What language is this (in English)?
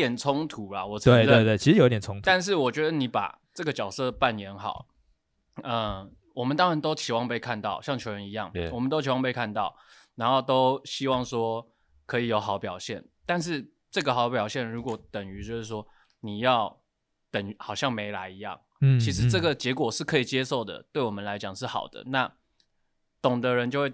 Chinese